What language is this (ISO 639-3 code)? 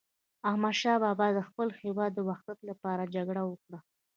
pus